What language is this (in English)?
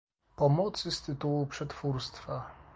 Polish